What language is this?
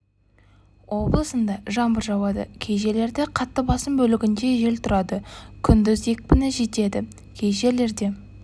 Kazakh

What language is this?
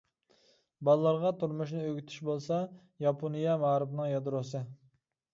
Uyghur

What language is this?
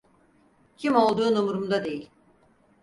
Turkish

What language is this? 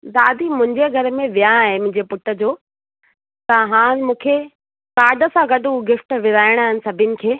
Sindhi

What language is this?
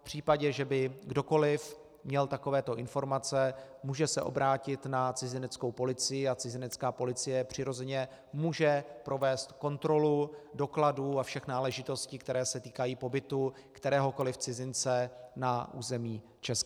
Czech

